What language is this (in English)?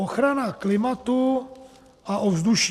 Czech